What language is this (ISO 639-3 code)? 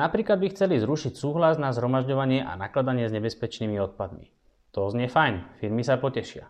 slk